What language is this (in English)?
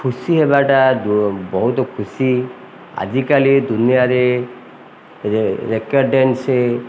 Odia